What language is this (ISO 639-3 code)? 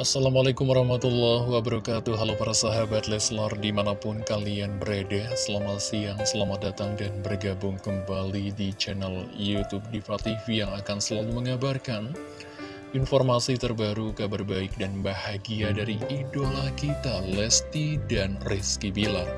ind